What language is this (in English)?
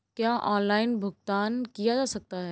Hindi